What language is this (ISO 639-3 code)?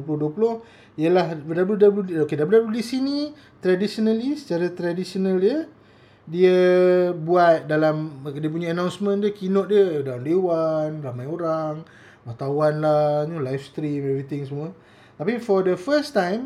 msa